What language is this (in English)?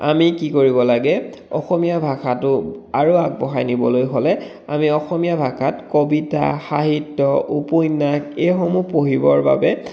Assamese